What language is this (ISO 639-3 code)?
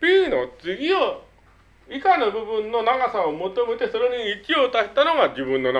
jpn